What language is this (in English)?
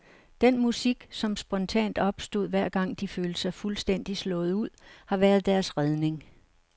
Danish